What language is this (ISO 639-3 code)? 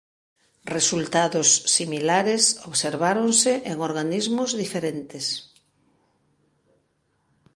glg